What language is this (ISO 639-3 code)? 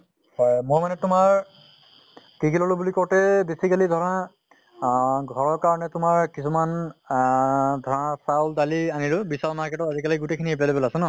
asm